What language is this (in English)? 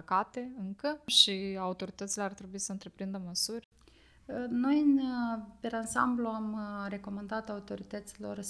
Romanian